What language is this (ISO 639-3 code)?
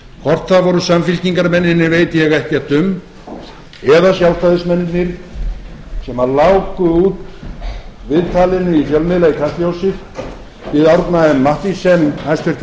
isl